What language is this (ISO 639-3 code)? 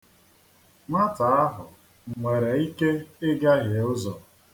ibo